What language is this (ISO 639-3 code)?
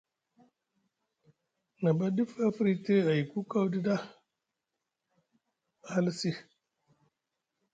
mug